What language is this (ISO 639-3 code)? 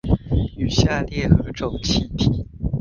zho